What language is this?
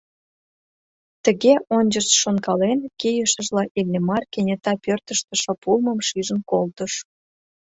Mari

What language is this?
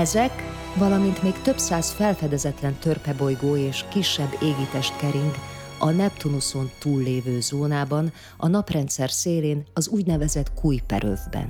Hungarian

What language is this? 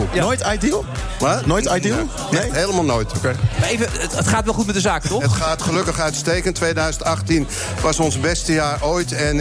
Dutch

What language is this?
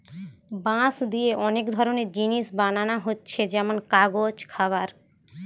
Bangla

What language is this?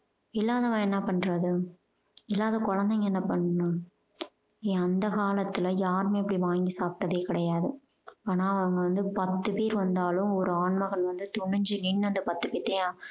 Tamil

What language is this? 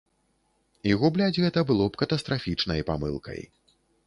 Belarusian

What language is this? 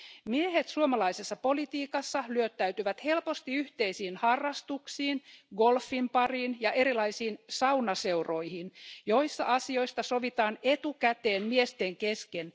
Finnish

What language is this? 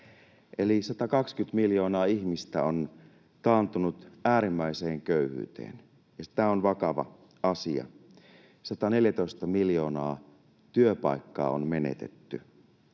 Finnish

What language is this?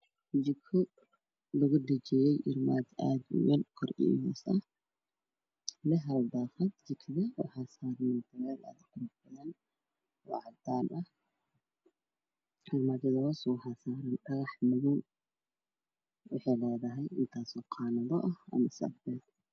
Somali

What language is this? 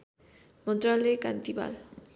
Nepali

